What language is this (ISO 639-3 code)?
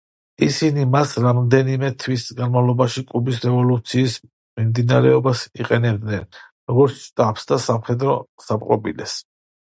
kat